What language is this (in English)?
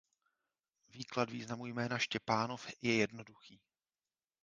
Czech